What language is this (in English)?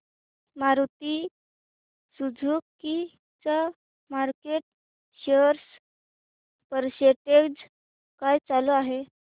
Marathi